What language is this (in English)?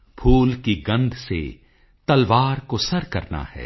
Punjabi